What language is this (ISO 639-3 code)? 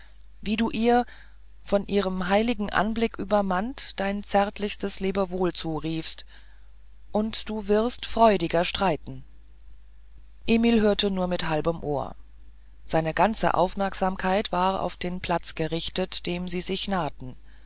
deu